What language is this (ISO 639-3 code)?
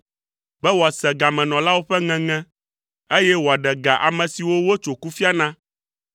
ewe